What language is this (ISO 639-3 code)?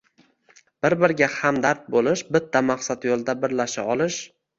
uzb